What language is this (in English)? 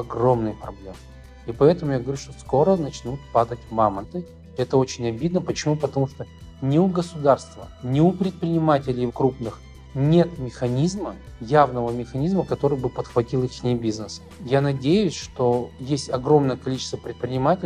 Russian